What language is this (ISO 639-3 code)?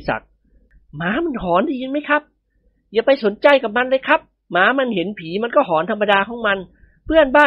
tha